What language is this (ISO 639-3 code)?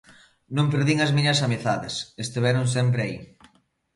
glg